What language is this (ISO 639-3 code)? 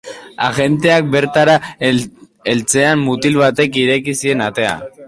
eus